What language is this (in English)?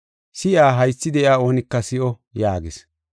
Gofa